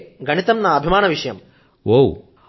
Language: Telugu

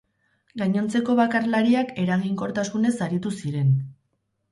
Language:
Basque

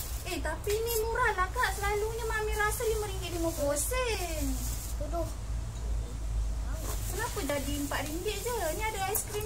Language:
Malay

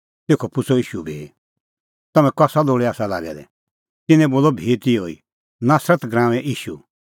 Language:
Kullu Pahari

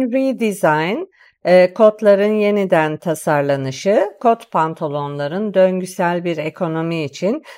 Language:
Turkish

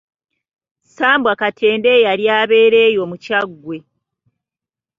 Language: Ganda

